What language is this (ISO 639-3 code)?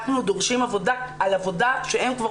heb